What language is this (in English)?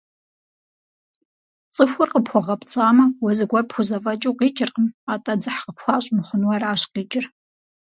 Kabardian